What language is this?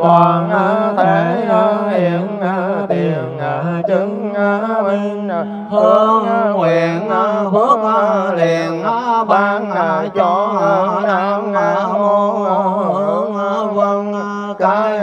Vietnamese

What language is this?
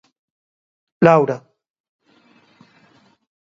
Galician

